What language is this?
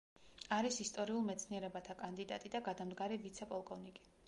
Georgian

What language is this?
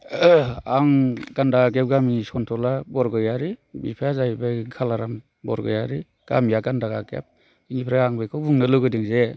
Bodo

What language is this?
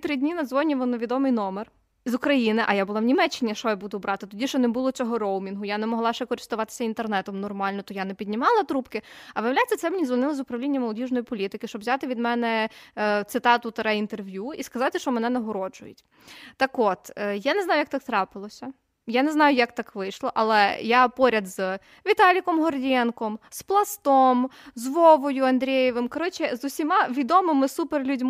Ukrainian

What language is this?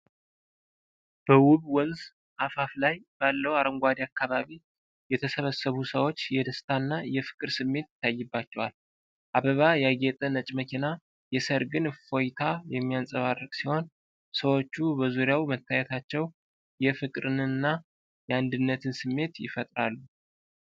Amharic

